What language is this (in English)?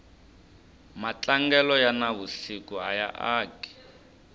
Tsonga